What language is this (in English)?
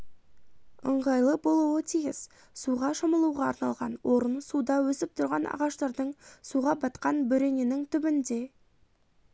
Kazakh